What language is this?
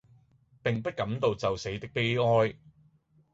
Cantonese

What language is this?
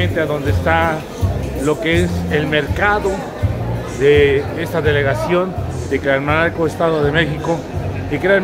Spanish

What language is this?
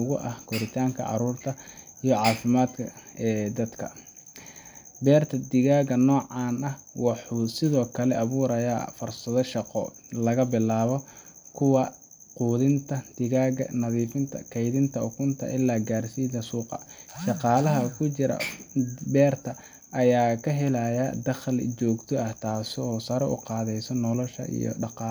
Somali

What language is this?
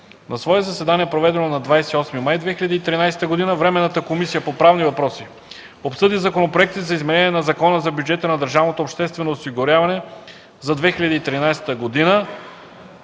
Bulgarian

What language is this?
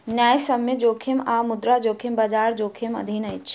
Maithili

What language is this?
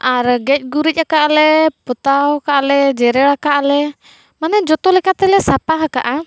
Santali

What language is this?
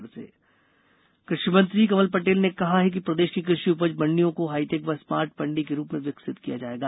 Hindi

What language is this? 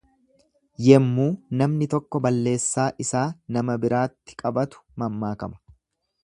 Oromo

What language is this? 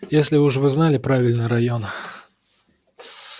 Russian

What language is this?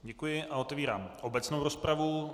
Czech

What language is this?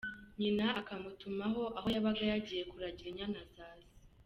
Kinyarwanda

